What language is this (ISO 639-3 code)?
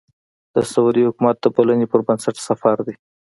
pus